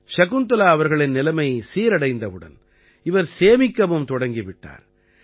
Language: Tamil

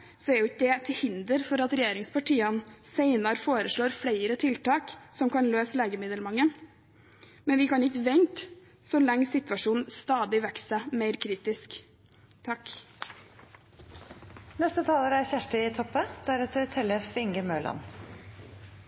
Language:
Norwegian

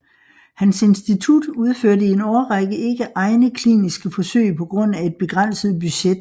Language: Danish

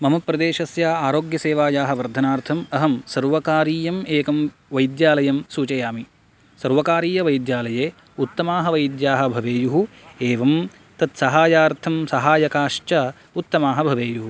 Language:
Sanskrit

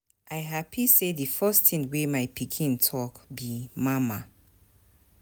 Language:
Nigerian Pidgin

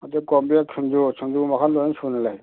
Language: Manipuri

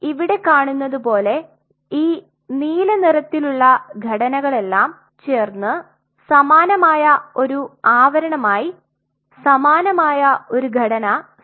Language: Malayalam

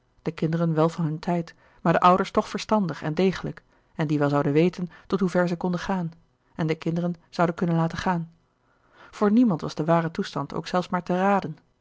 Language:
Dutch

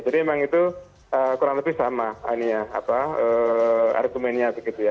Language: Indonesian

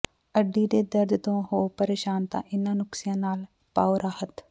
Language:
Punjabi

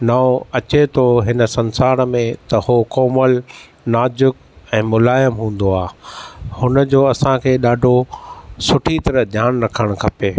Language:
Sindhi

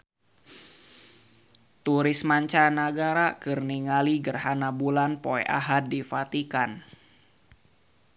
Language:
Sundanese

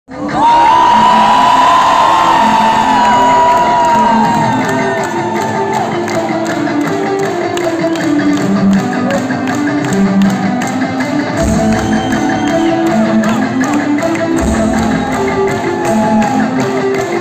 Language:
Arabic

